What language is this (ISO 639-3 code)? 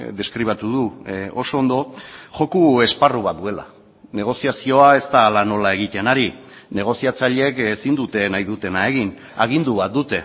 eus